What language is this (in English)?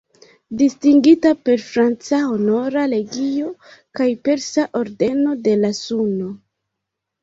Esperanto